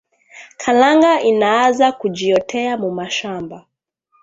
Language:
Swahili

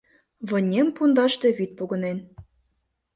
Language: Mari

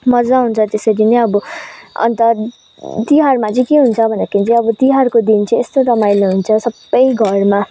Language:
Nepali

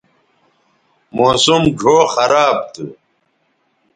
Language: Bateri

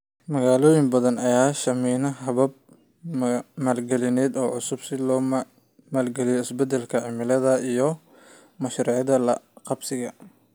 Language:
Somali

